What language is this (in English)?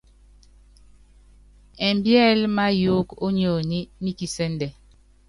Yangben